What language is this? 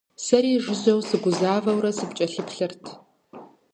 Kabardian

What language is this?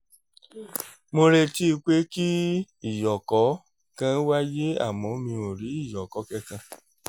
Yoruba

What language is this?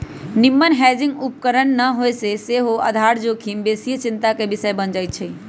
Magahi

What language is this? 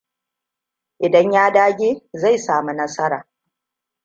Hausa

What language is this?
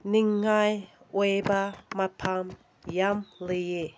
Manipuri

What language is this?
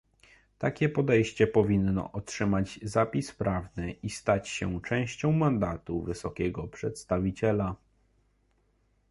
Polish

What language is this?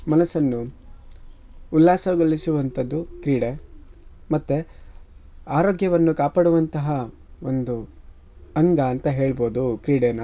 Kannada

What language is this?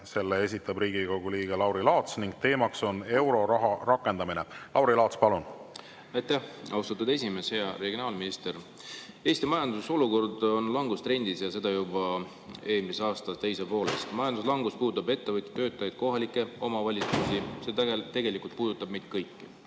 Estonian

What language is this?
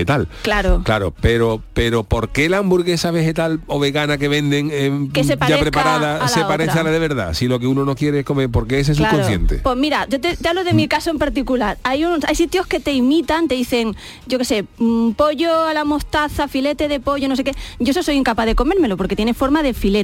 Spanish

